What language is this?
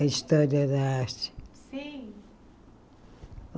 Portuguese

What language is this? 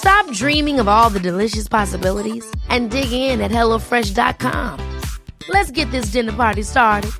English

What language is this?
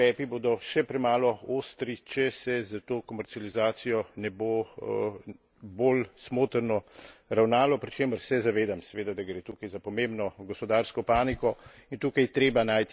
Slovenian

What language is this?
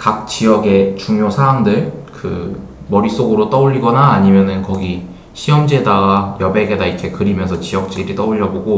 Korean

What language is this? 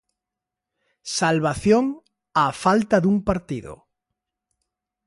Galician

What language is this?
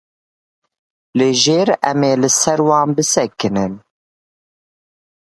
Kurdish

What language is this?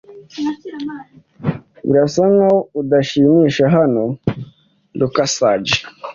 Kinyarwanda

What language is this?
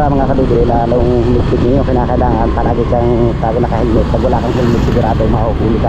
Filipino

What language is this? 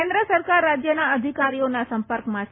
Gujarati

